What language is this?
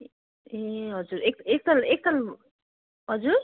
Nepali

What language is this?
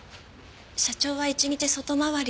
Japanese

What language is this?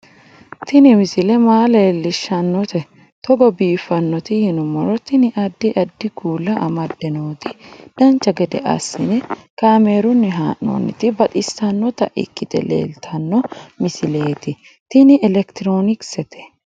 Sidamo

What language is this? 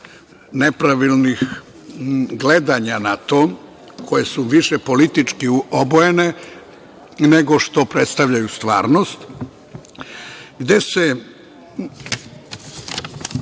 Serbian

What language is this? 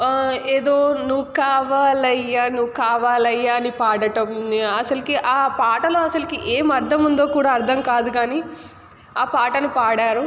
Telugu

